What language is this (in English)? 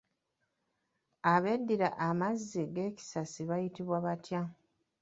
Ganda